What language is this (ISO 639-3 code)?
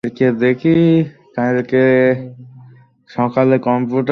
ben